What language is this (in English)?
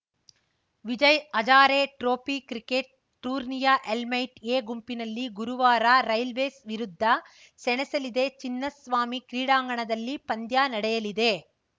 Kannada